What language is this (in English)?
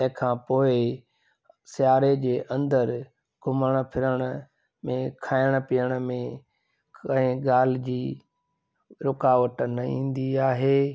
Sindhi